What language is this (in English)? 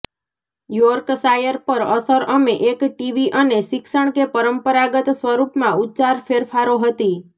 Gujarati